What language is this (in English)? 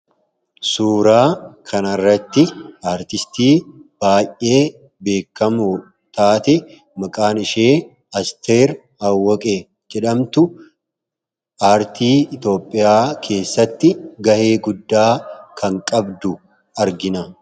Oromo